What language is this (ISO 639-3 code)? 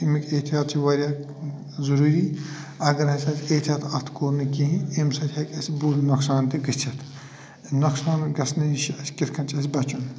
kas